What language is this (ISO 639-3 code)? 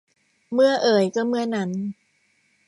tha